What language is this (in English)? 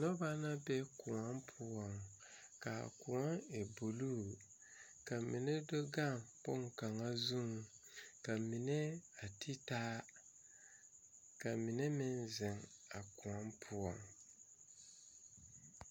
Southern Dagaare